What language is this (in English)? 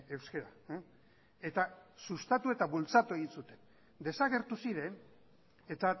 Basque